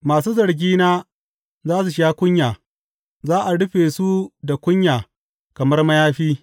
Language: Hausa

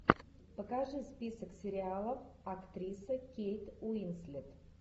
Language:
Russian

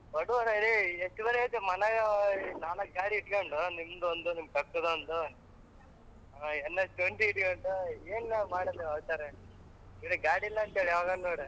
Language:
Kannada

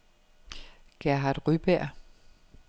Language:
Danish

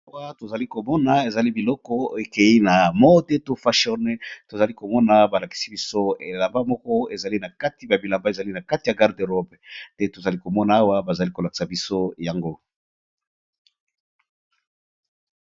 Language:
Lingala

